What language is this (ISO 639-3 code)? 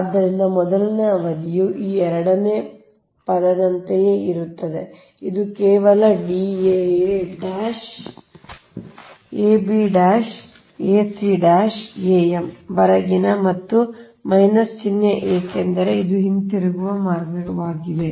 kan